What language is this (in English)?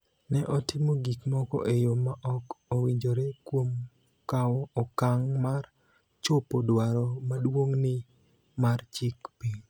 Luo (Kenya and Tanzania)